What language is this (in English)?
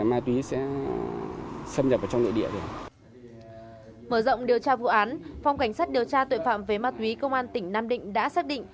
Vietnamese